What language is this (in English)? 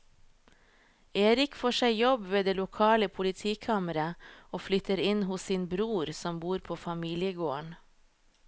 Norwegian